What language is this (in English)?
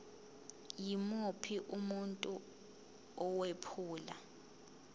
Zulu